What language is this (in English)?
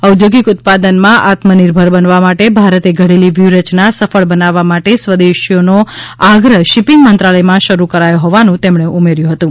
Gujarati